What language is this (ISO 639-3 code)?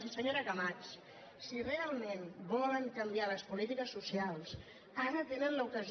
cat